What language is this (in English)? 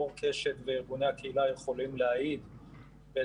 Hebrew